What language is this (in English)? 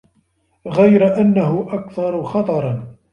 Arabic